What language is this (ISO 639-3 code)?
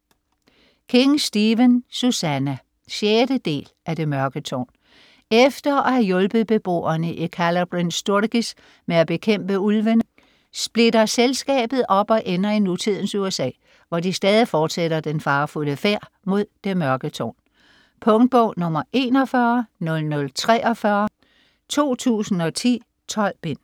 dan